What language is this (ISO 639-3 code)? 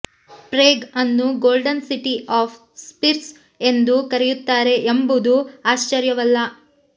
kan